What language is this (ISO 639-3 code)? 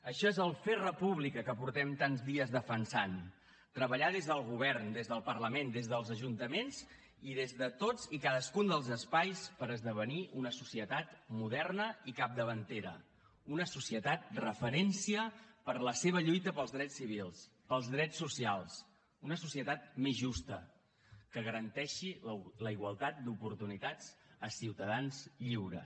cat